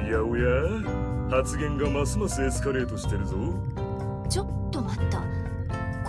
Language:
Japanese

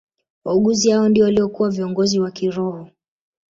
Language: Swahili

